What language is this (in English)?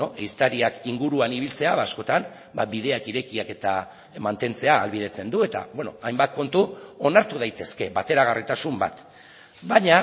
Basque